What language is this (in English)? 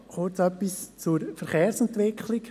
Swiss German